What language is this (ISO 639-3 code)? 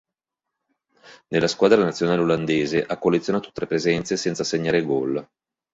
ita